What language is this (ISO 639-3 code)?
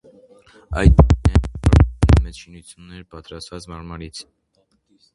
hye